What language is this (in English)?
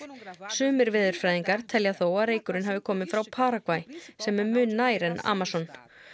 Icelandic